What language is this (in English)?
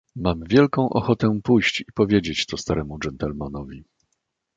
Polish